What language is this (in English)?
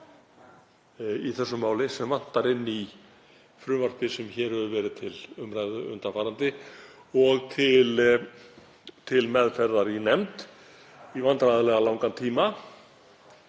Icelandic